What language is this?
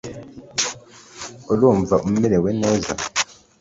Kinyarwanda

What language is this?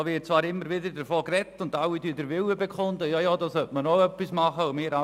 Swiss German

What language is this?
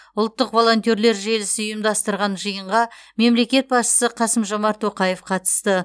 Kazakh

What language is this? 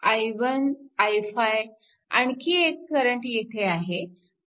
Marathi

